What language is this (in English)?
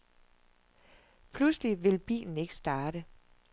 Danish